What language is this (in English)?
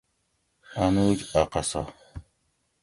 Gawri